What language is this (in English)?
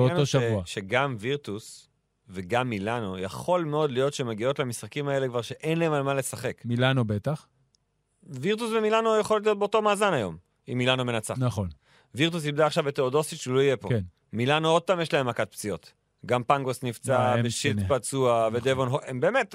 Hebrew